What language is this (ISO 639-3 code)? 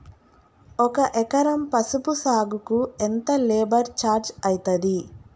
tel